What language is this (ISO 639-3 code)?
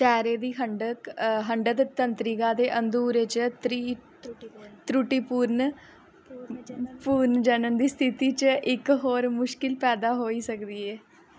doi